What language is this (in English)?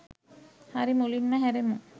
Sinhala